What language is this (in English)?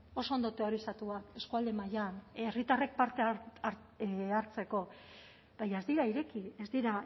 Basque